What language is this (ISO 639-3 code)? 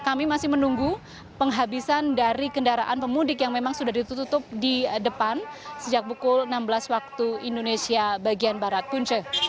ind